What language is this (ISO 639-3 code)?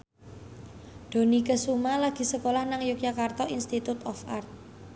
jav